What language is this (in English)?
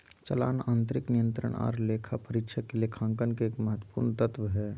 Magahi